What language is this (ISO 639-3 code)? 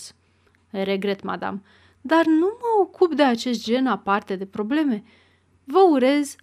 ron